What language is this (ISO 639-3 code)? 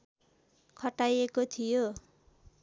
nep